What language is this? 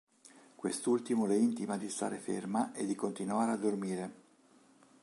Italian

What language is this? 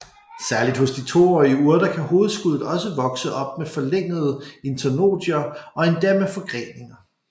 Danish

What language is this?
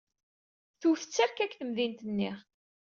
Kabyle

